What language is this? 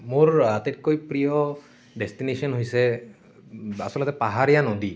Assamese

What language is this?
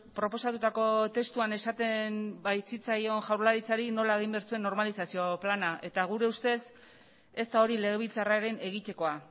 Basque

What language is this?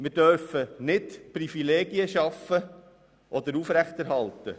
Swiss German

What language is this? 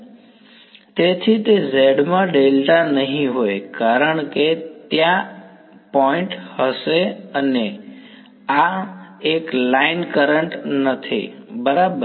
Gujarati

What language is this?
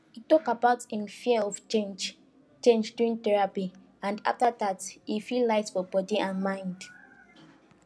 Nigerian Pidgin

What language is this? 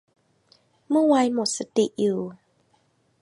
Thai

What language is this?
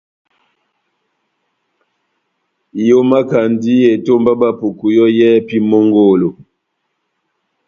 Batanga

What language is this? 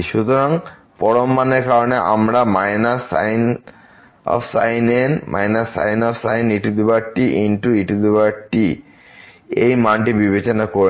Bangla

